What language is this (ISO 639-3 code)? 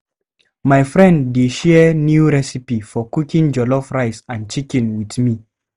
pcm